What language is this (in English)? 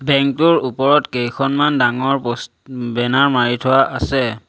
Assamese